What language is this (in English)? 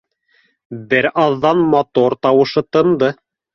Bashkir